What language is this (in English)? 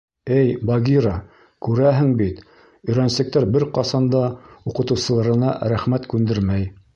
Bashkir